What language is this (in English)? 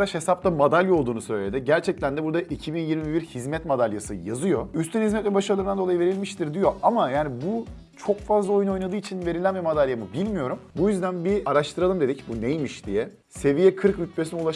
Turkish